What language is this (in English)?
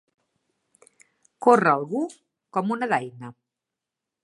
Catalan